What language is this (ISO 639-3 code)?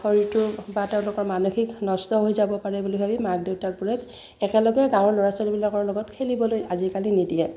asm